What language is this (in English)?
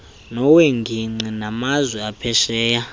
Xhosa